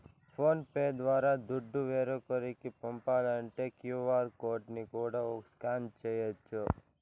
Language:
Telugu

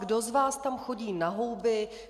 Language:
Czech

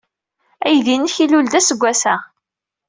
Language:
Kabyle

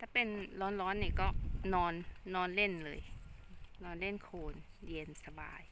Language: Thai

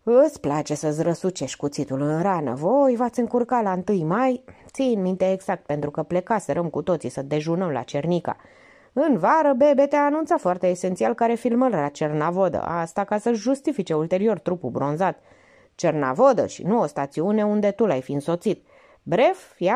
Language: Romanian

